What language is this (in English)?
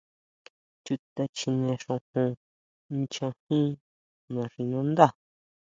Huautla Mazatec